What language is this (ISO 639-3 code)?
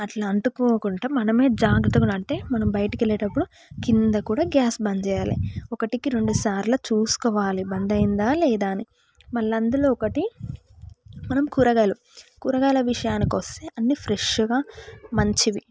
tel